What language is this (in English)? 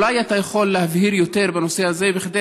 Hebrew